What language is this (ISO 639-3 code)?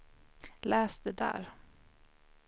swe